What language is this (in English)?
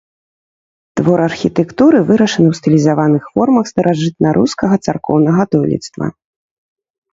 Belarusian